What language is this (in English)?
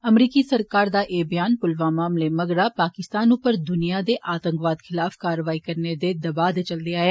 Dogri